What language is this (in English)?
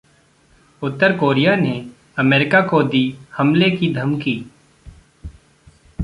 Hindi